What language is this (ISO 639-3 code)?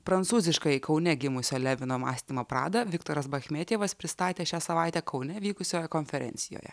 lit